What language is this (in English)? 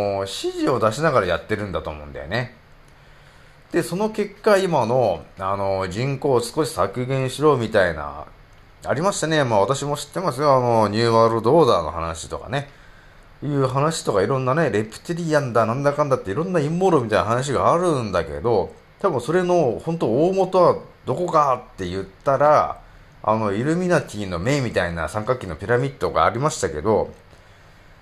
Japanese